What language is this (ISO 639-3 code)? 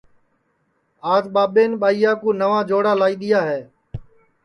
ssi